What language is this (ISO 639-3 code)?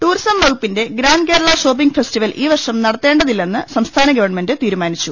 mal